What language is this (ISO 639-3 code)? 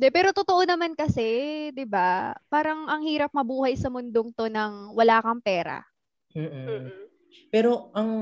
fil